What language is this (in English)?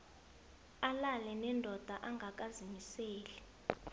South Ndebele